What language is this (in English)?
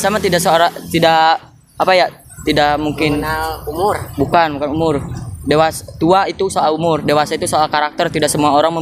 Indonesian